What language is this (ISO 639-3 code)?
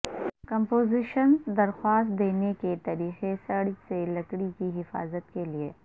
urd